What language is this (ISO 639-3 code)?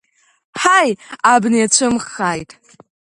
abk